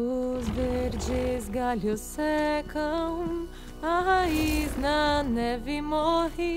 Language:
Portuguese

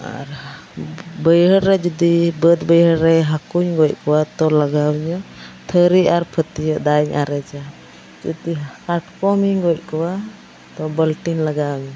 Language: Santali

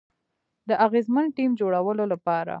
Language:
Pashto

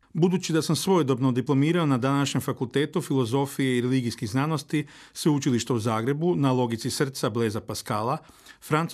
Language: Croatian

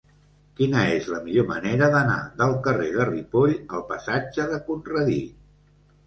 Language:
Catalan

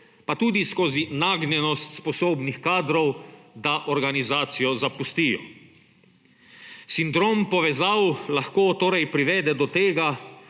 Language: Slovenian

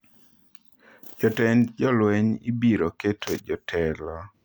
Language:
Luo (Kenya and Tanzania)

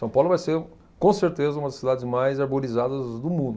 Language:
Portuguese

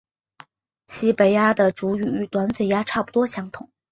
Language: Chinese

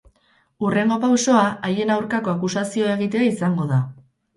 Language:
Basque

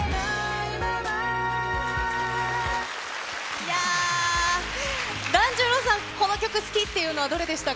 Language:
Japanese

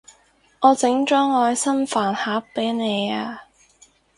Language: Cantonese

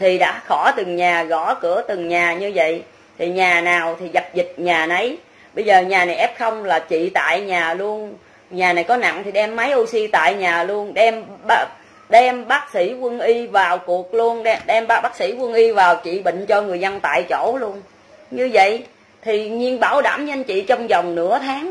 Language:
Vietnamese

